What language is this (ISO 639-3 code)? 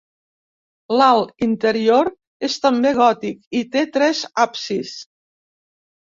cat